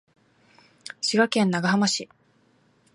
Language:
Japanese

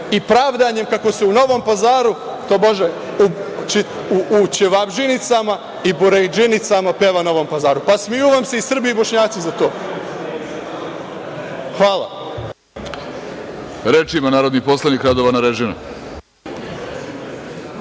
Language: Serbian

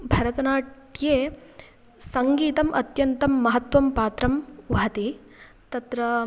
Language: Sanskrit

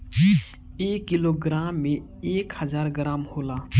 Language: Bhojpuri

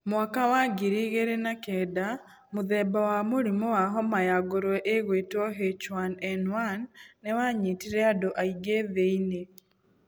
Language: Kikuyu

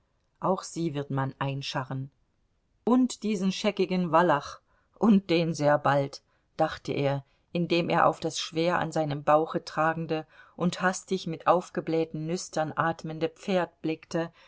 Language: German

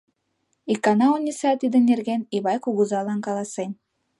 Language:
Mari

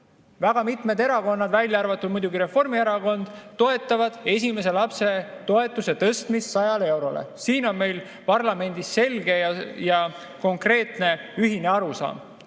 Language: Estonian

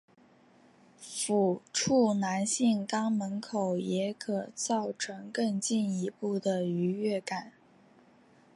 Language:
Chinese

